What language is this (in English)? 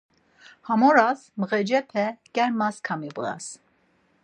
Laz